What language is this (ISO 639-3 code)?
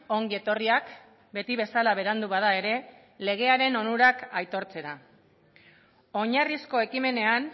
eus